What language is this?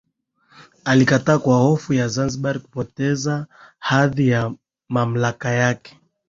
Swahili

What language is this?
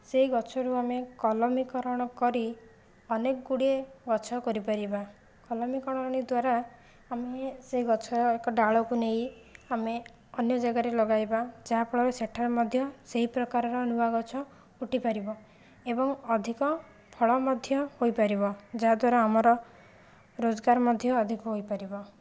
Odia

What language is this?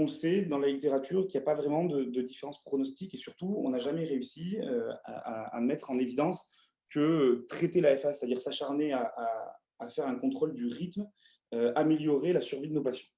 French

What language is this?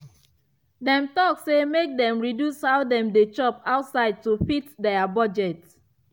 Nigerian Pidgin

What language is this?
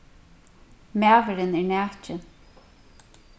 Faroese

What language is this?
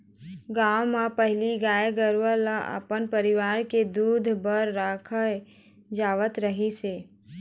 Chhattisgarhi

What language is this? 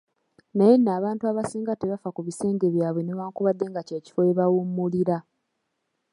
Ganda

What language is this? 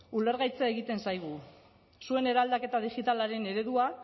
Basque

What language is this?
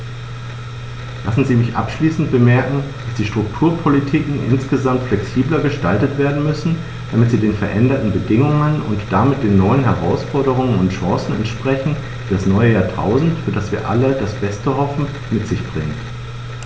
German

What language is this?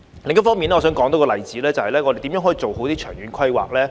Cantonese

